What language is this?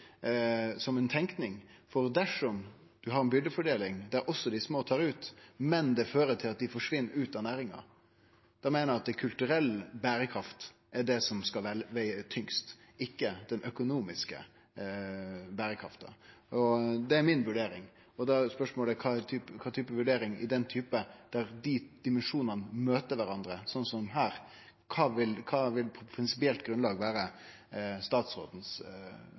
Norwegian Nynorsk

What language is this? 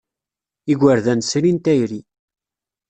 Kabyle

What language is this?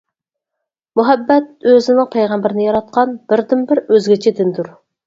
Uyghur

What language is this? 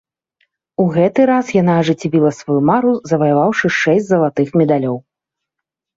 Belarusian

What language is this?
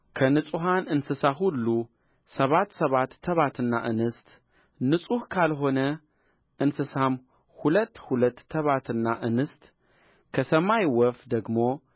Amharic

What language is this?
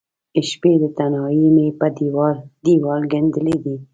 Pashto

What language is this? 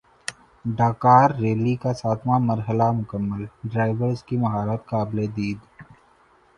Urdu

